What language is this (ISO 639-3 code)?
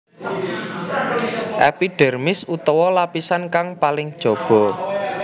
jav